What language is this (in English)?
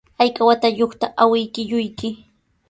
Sihuas Ancash Quechua